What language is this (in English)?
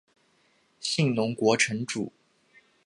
Chinese